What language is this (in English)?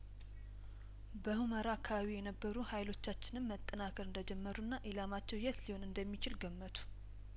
Amharic